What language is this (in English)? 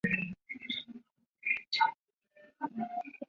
Chinese